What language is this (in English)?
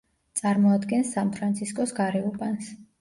Georgian